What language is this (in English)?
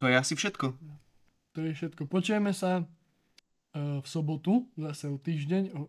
Slovak